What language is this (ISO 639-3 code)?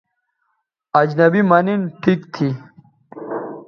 btv